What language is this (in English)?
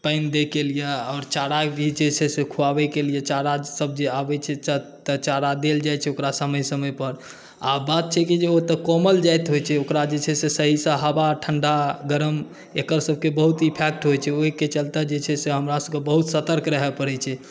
Maithili